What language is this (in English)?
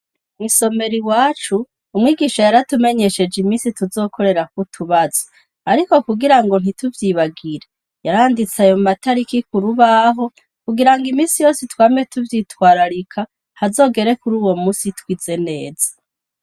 Rundi